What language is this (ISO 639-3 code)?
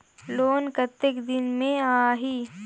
hne